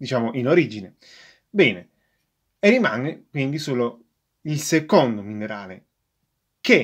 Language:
Italian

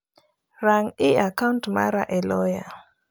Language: Luo (Kenya and Tanzania)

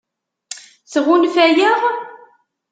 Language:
Kabyle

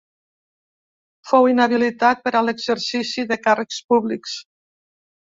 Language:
Catalan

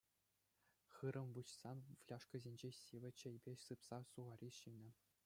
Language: Chuvash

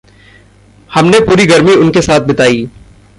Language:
Hindi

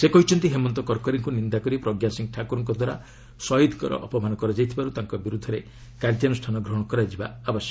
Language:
Odia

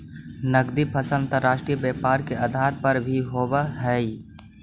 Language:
Magahi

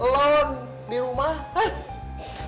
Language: Indonesian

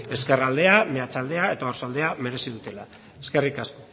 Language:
Basque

